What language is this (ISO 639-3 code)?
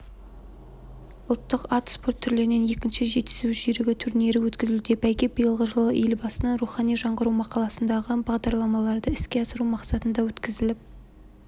kaz